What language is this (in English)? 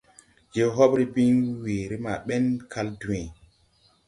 Tupuri